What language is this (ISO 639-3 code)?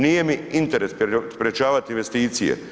hrv